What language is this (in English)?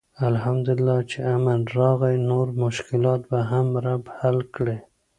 Pashto